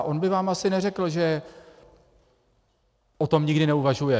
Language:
Czech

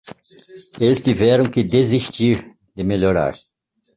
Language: Portuguese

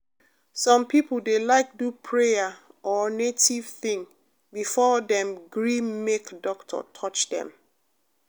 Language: Nigerian Pidgin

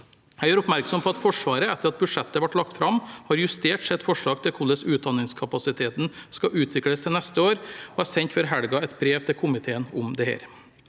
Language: Norwegian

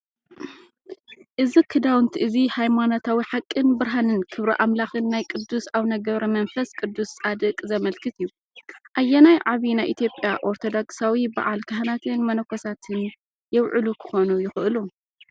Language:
Tigrinya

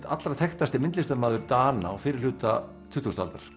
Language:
Icelandic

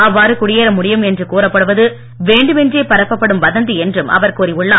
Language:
Tamil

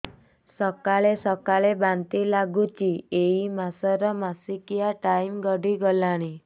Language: Odia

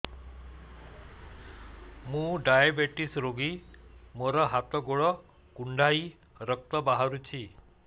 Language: Odia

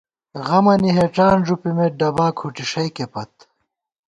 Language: Gawar-Bati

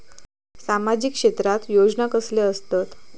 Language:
Marathi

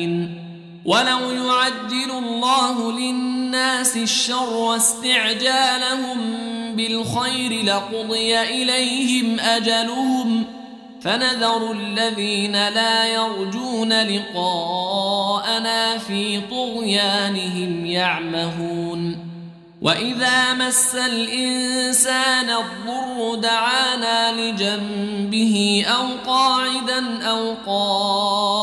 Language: Arabic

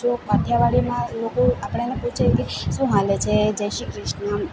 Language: Gujarati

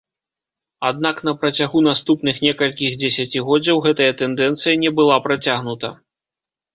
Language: Belarusian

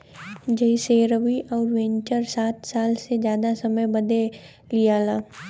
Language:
Bhojpuri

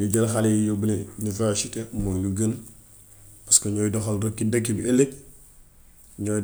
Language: Gambian Wolof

